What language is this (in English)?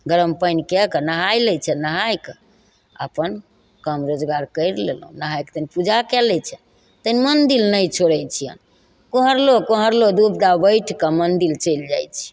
Maithili